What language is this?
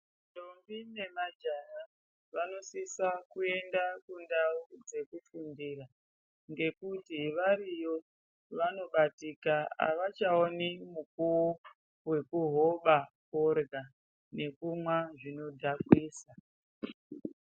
Ndau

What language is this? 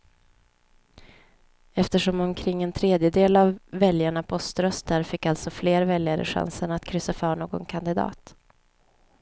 Swedish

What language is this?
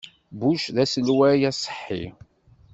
Kabyle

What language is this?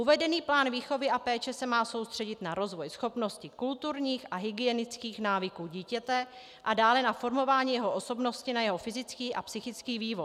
Czech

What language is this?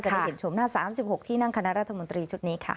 Thai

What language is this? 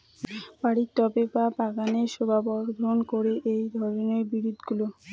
Bangla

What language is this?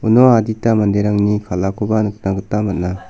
Garo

